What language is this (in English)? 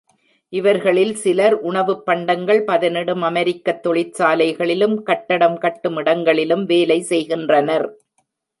Tamil